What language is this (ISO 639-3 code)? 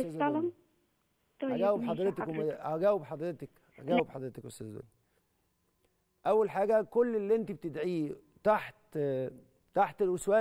ara